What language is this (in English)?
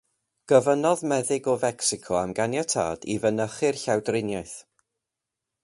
Welsh